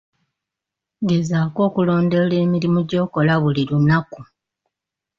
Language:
Ganda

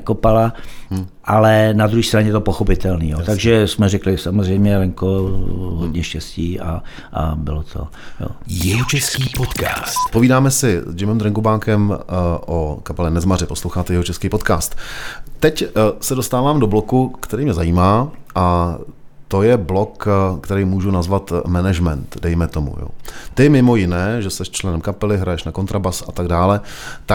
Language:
Czech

